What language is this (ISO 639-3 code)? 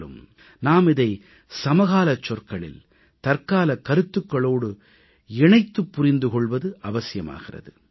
tam